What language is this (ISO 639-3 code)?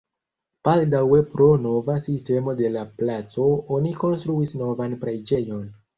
epo